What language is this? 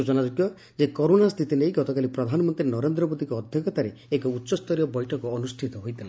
Odia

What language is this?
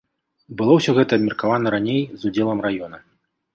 Belarusian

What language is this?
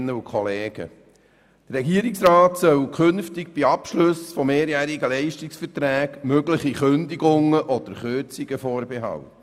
Swiss German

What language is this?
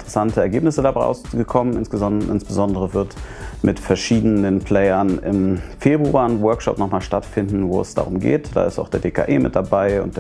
German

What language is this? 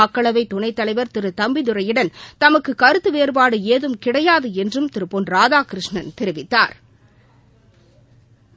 Tamil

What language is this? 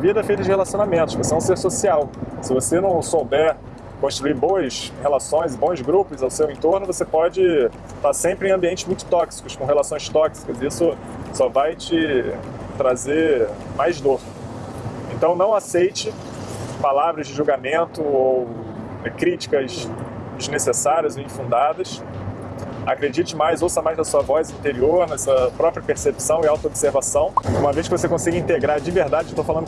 Portuguese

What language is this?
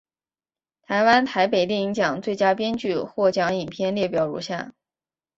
Chinese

